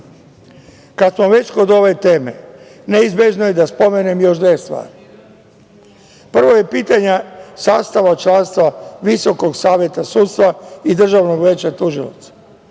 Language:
Serbian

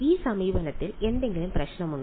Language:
Malayalam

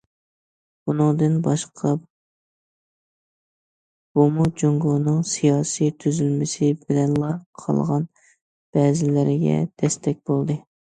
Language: Uyghur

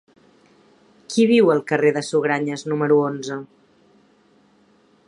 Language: Catalan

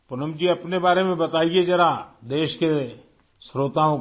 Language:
Urdu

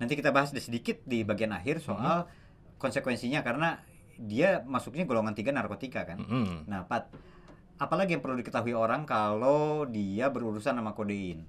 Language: Indonesian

